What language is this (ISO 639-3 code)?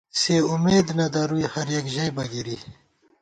gwt